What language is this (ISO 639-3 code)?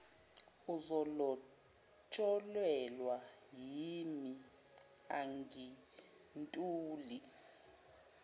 zul